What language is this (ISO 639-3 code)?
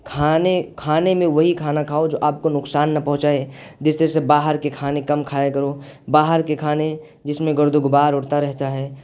urd